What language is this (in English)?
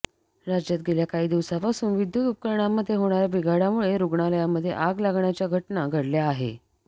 Marathi